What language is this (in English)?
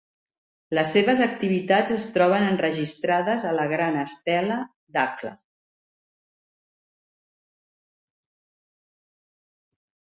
Catalan